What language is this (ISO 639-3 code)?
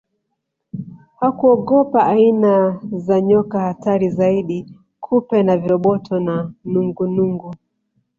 swa